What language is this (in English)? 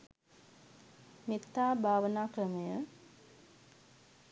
Sinhala